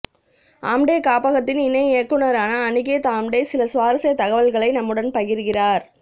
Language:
Tamil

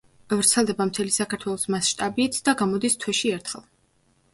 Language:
Georgian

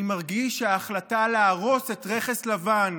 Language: Hebrew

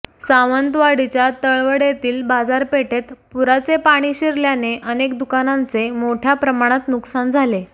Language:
Marathi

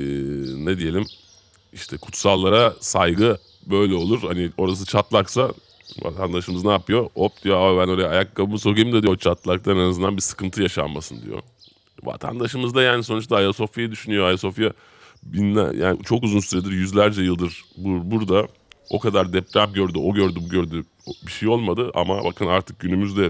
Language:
Turkish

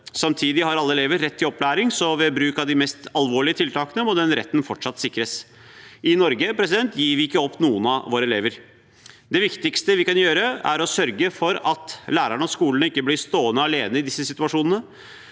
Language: Norwegian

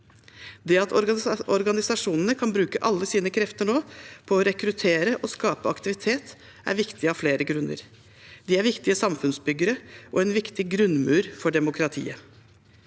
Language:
Norwegian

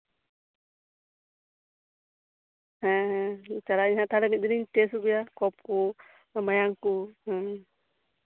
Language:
Santali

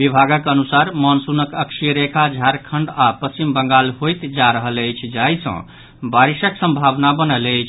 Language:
Maithili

